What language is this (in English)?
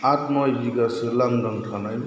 Bodo